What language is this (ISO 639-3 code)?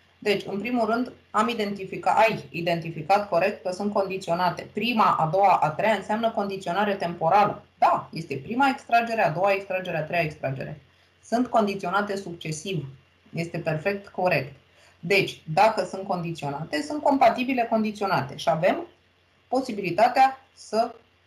ron